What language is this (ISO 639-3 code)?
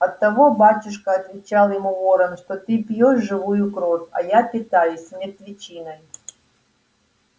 rus